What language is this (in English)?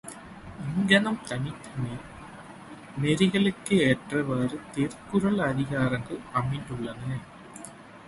Tamil